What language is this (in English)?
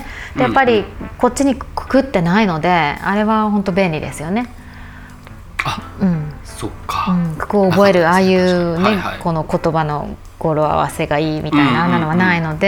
Japanese